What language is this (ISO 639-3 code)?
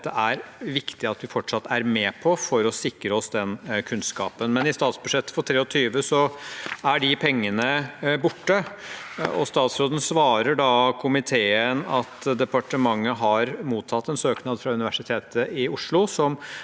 nor